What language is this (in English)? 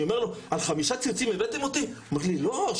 Hebrew